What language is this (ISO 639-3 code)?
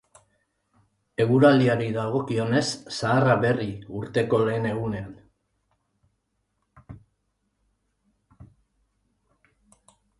eus